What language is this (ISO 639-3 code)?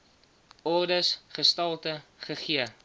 afr